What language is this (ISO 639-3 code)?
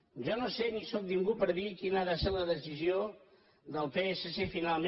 cat